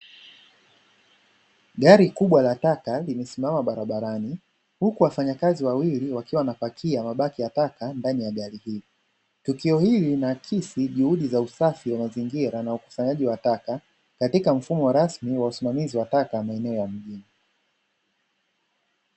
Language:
Swahili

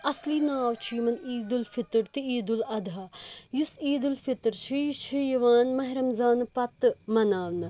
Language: Kashmiri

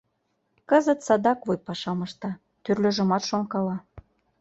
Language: Mari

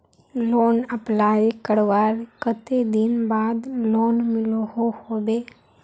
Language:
Magahi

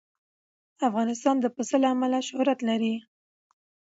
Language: Pashto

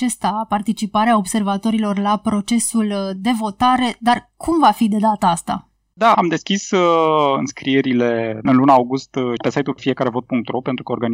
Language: Romanian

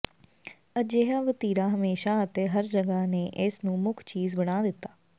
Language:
Punjabi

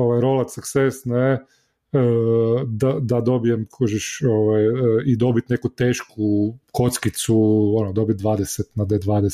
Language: Croatian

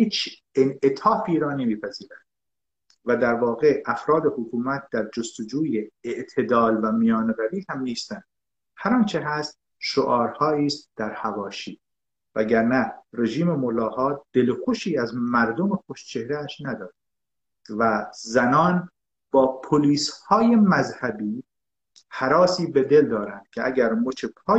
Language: Persian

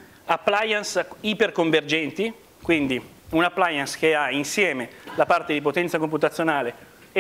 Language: Italian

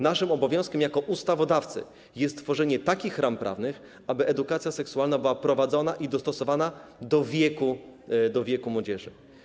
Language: Polish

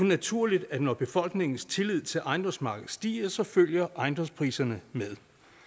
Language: Danish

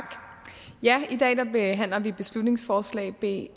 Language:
Danish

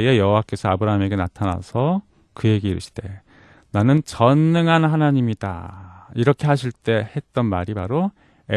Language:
Korean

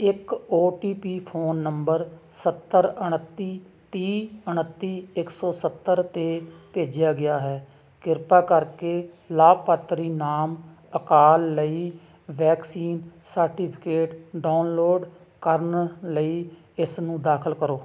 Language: Punjabi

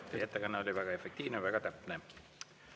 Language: Estonian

